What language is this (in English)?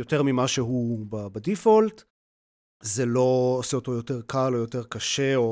Hebrew